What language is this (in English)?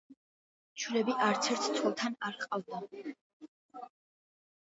Georgian